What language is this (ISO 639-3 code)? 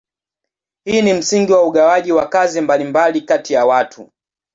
swa